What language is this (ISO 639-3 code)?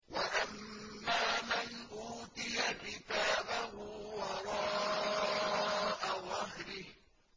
ara